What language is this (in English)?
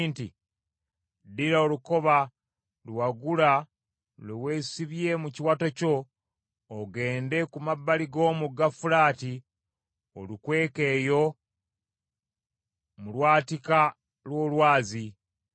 Ganda